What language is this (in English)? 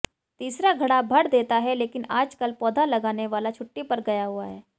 Hindi